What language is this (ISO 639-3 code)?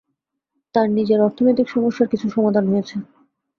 ben